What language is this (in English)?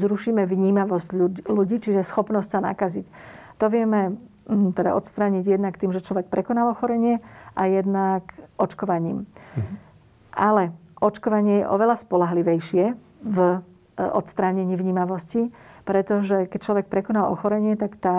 Slovak